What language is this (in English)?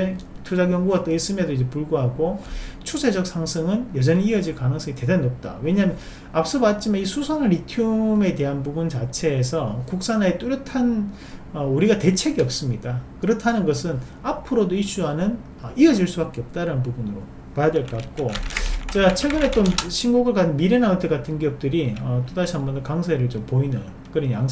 Korean